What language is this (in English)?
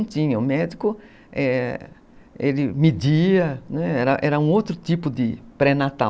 Portuguese